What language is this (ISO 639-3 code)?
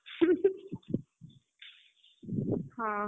ori